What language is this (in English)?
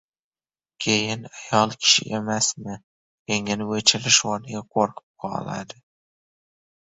Uzbek